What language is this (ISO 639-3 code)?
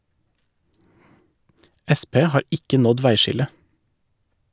nor